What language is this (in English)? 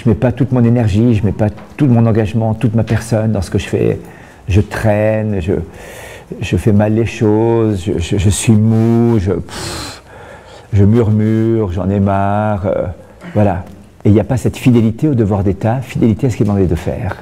French